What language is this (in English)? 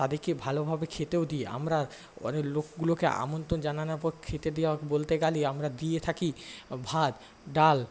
Bangla